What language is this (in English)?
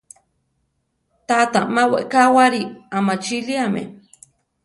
Central Tarahumara